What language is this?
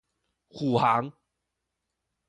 Chinese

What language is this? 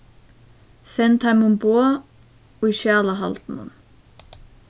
Faroese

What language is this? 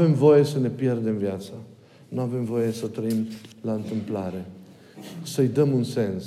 Romanian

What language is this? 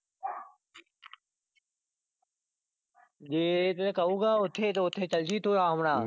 Punjabi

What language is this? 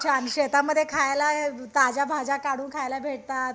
Marathi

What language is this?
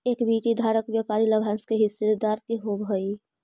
Magahi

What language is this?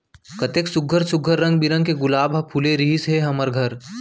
Chhattisgarhi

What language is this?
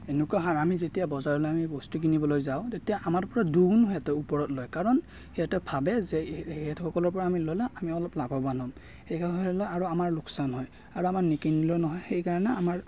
Assamese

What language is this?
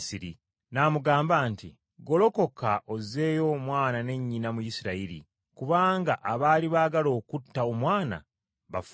Ganda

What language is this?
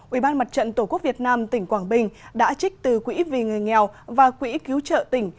Vietnamese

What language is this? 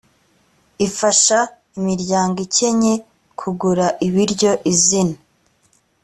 Kinyarwanda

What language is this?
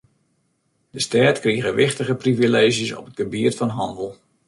Western Frisian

